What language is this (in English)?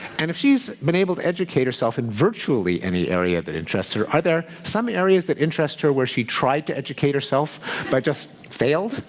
English